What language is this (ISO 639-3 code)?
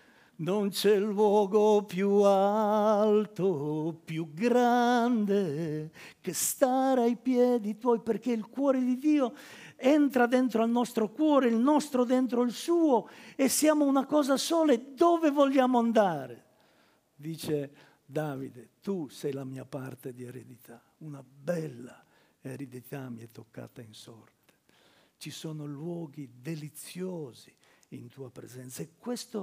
ita